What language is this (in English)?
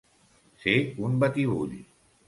Catalan